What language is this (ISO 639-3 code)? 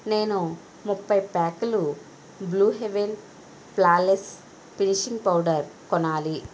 tel